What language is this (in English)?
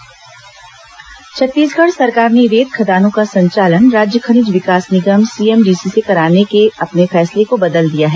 Hindi